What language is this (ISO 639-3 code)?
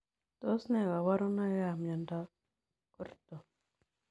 kln